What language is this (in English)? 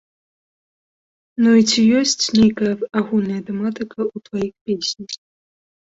Belarusian